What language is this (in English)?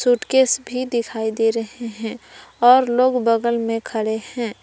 Hindi